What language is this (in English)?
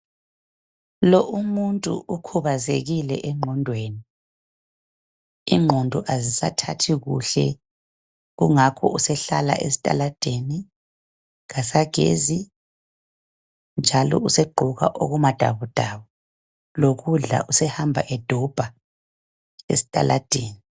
North Ndebele